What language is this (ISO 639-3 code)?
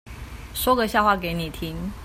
zho